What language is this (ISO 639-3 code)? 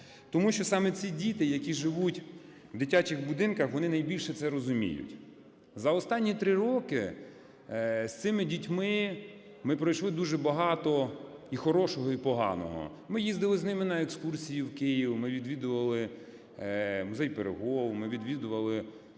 ukr